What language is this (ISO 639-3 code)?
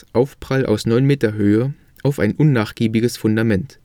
deu